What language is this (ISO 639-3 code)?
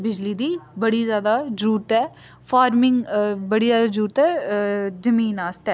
doi